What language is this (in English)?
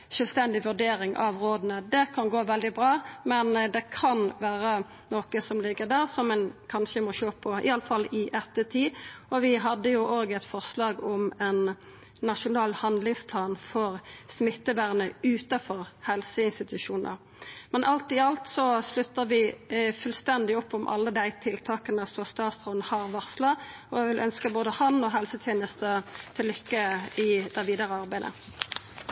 Norwegian Nynorsk